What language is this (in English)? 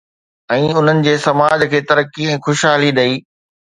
Sindhi